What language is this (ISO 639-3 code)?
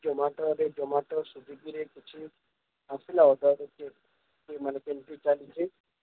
ori